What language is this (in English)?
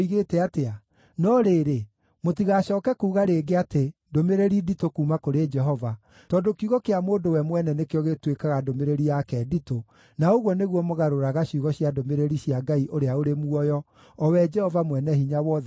Kikuyu